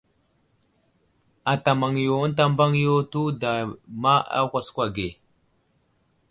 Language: Wuzlam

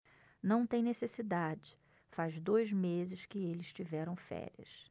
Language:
Portuguese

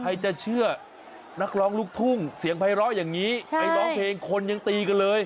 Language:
Thai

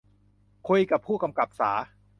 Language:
Thai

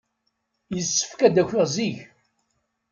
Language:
Kabyle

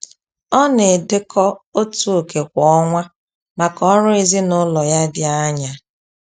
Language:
Igbo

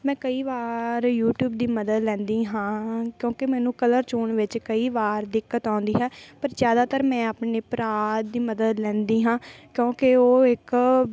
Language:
Punjabi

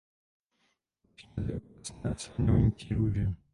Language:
Czech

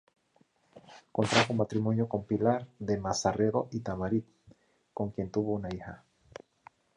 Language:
Spanish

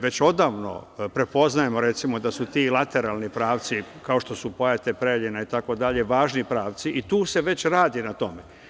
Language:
Serbian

